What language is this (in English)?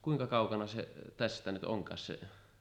Finnish